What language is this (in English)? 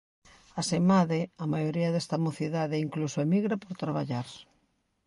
Galician